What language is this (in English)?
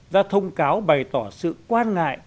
Vietnamese